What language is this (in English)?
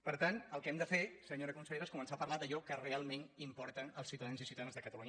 Catalan